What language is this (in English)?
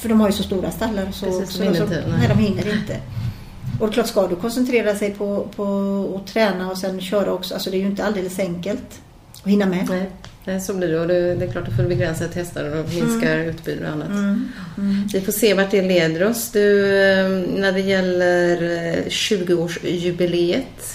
Swedish